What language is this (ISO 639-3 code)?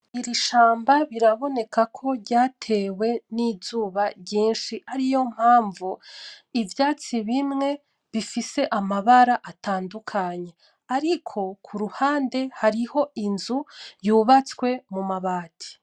run